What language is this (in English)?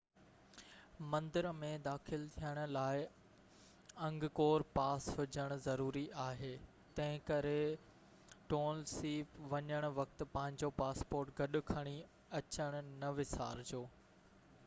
Sindhi